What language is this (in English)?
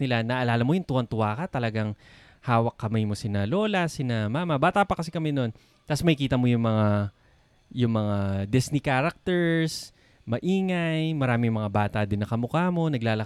Filipino